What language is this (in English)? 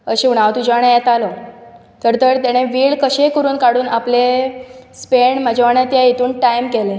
Konkani